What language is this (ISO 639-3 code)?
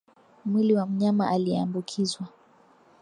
swa